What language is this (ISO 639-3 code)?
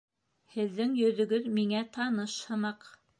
bak